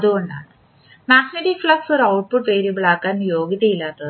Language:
Malayalam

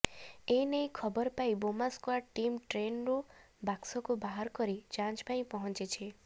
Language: Odia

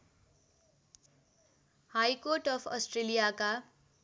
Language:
Nepali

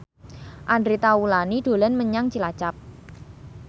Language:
Javanese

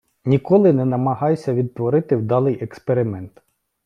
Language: Ukrainian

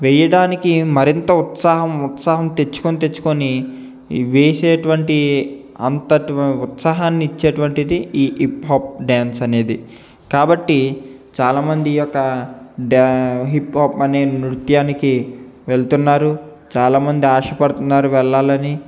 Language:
Telugu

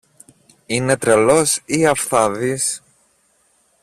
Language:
Greek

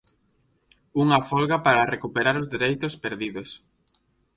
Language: Galician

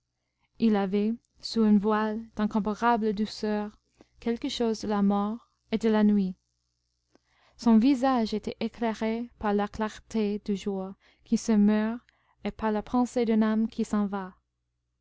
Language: French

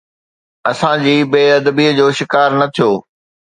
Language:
Sindhi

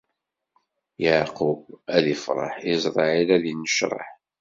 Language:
Kabyle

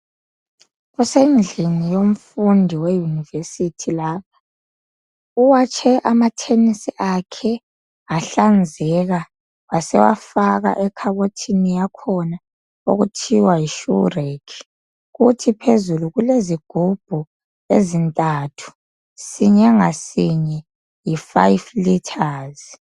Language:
North Ndebele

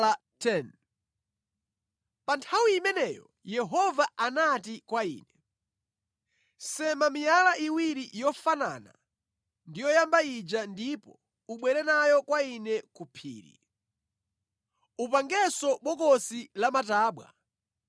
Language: Nyanja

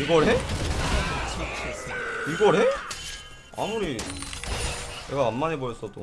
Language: Korean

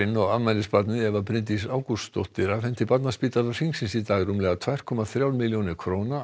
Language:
Icelandic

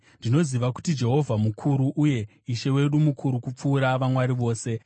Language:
Shona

